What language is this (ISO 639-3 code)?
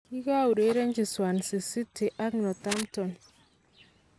kln